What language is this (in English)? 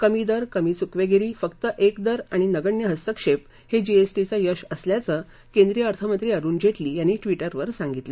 Marathi